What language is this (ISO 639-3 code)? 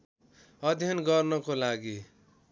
nep